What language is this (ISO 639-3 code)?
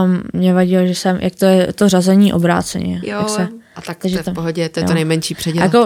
ces